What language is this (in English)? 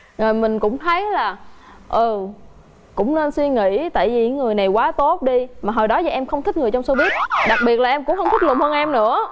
Vietnamese